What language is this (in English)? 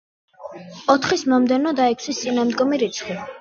Georgian